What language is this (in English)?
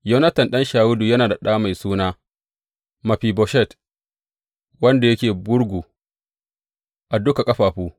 Hausa